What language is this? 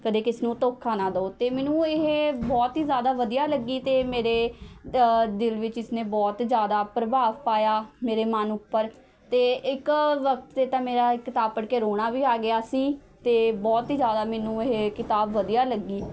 Punjabi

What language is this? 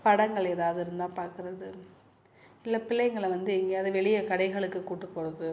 Tamil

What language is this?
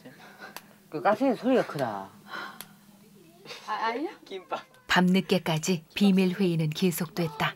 Korean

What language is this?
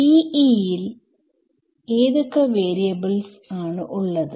Malayalam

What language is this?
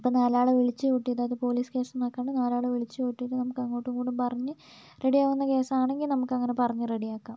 Malayalam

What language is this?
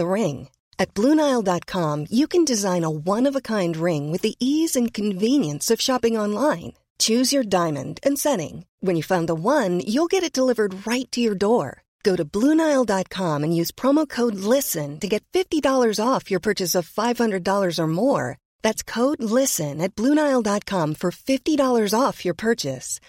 Swedish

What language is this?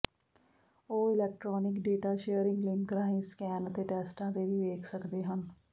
Punjabi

